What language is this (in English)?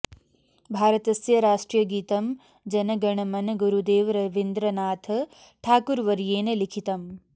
Sanskrit